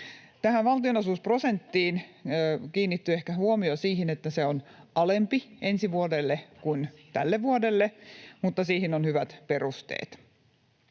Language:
Finnish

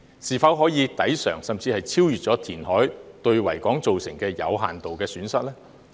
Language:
Cantonese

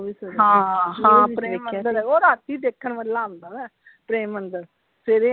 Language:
Punjabi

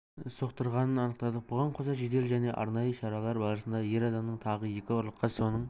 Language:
Kazakh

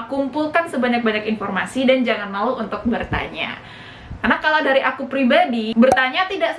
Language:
Indonesian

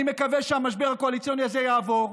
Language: Hebrew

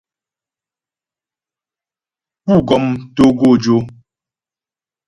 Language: Ghomala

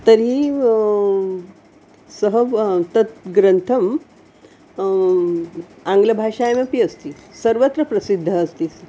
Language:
Sanskrit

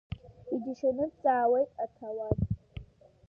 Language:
Abkhazian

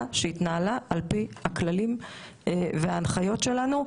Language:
Hebrew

